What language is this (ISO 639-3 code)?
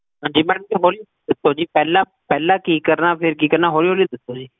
pan